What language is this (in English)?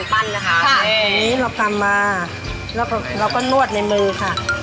Thai